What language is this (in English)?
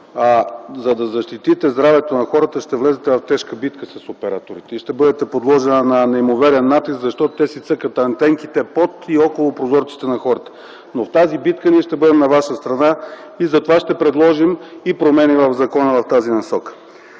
Bulgarian